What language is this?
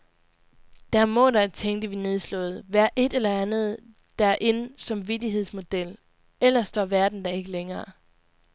Danish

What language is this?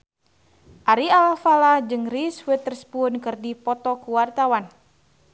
Sundanese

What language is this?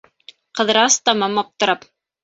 Bashkir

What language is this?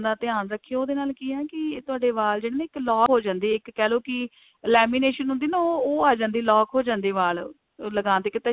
Punjabi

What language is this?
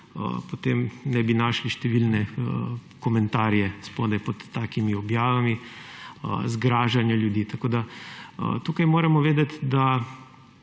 Slovenian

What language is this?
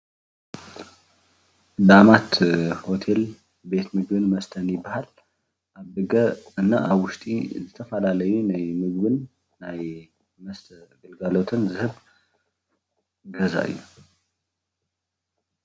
Tigrinya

